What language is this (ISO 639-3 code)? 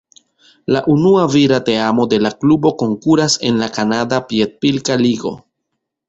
epo